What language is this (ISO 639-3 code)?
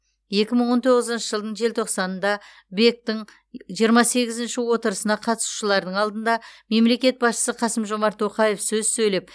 kaz